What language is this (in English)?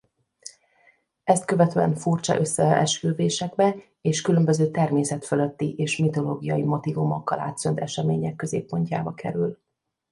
Hungarian